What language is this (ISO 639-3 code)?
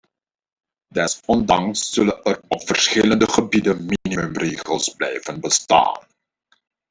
nld